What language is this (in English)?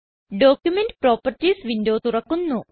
Malayalam